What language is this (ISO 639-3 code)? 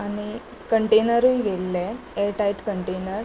kok